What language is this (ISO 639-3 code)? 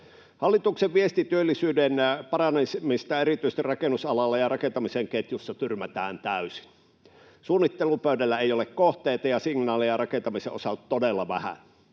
fin